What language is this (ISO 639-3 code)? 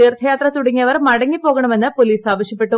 mal